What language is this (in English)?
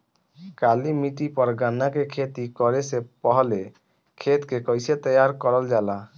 Bhojpuri